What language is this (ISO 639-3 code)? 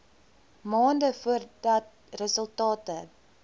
afr